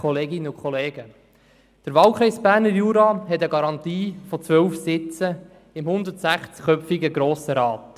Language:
Swiss German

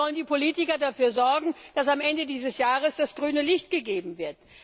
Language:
German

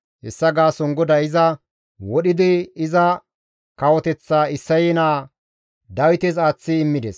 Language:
Gamo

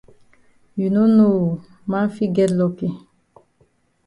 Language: Cameroon Pidgin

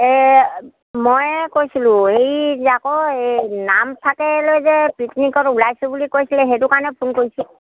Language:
Assamese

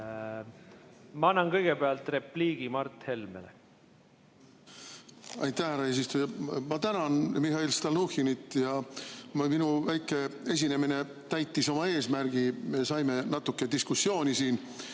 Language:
Estonian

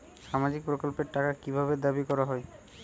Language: Bangla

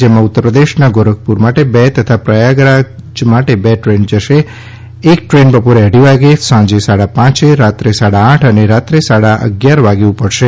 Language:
Gujarati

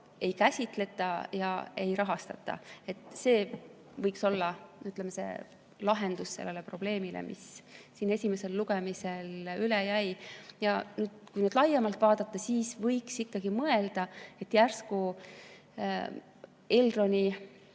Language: Estonian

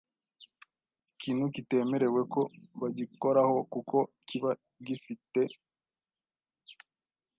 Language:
Kinyarwanda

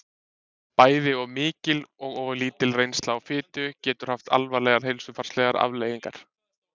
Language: Icelandic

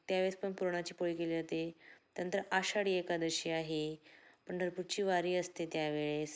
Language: Marathi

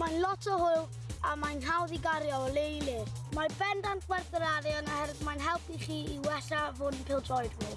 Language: Dutch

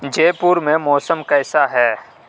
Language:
Urdu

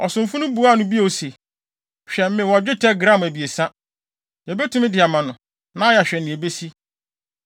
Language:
Akan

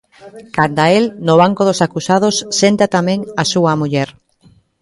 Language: Galician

